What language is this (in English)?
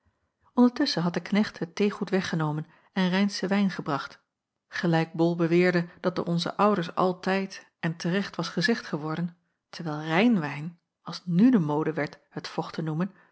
Dutch